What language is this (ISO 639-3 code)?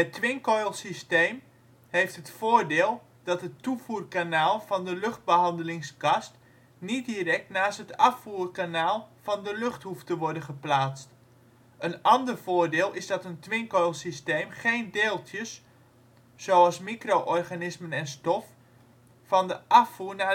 nld